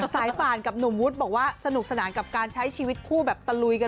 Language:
Thai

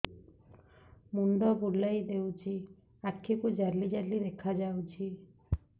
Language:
Odia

